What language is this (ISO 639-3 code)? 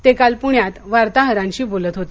mar